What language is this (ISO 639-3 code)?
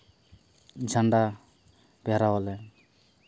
sat